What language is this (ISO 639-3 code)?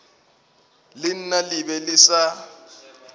nso